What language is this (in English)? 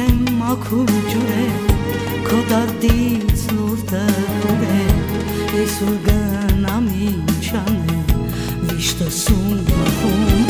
Romanian